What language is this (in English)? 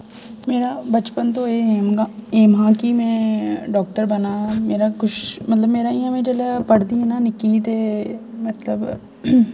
Dogri